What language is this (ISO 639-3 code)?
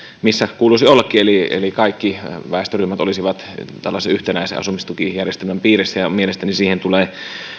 fin